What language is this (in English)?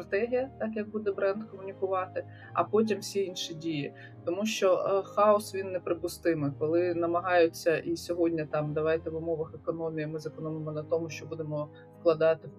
Ukrainian